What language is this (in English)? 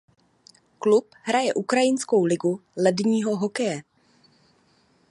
Czech